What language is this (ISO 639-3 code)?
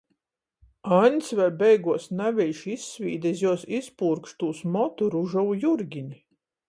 ltg